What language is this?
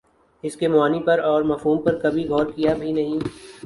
Urdu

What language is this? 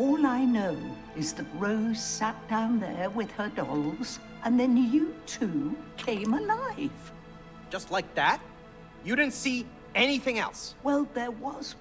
Korean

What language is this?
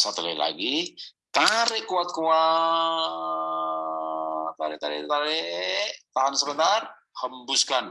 Indonesian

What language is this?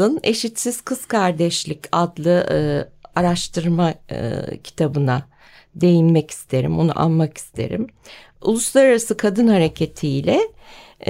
Turkish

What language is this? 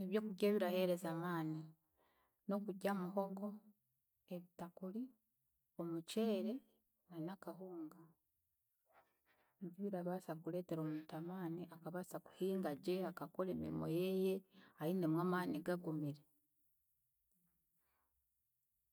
Chiga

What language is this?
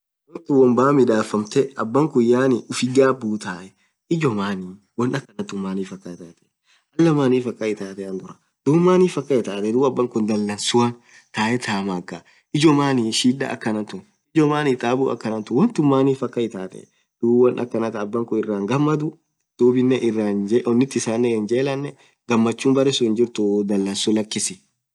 Orma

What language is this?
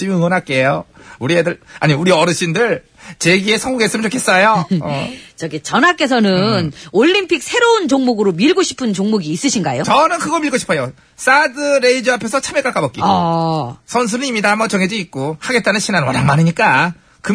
Korean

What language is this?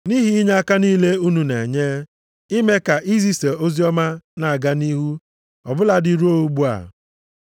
Igbo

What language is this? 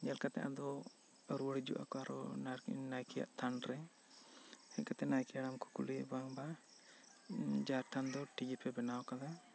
Santali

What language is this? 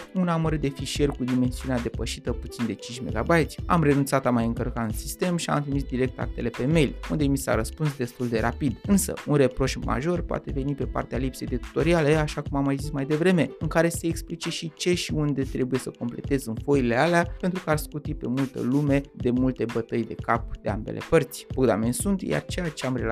Romanian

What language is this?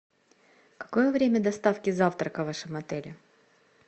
Russian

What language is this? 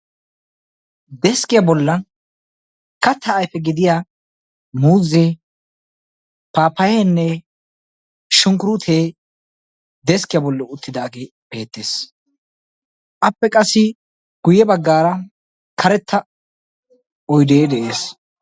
Wolaytta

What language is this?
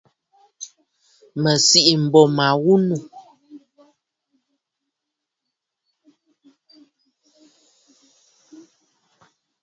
Bafut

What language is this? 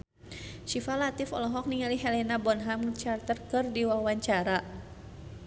Sundanese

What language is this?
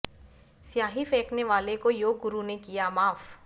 Hindi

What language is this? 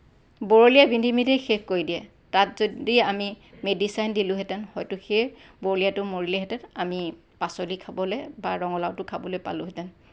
Assamese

